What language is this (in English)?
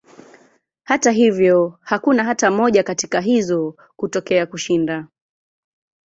Swahili